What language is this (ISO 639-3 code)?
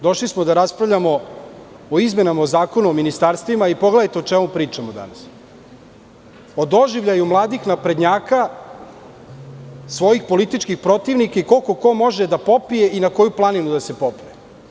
srp